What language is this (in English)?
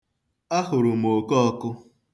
Igbo